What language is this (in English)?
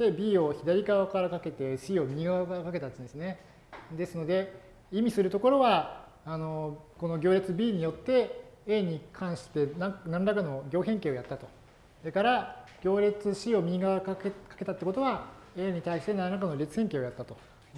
Japanese